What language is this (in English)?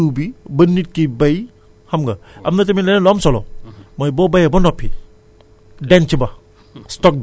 Wolof